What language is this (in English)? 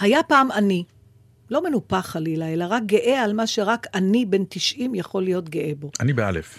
Hebrew